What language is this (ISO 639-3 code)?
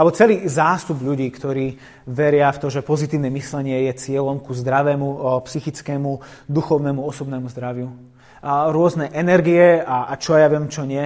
slk